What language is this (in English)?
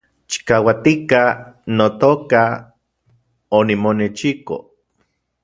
Central Puebla Nahuatl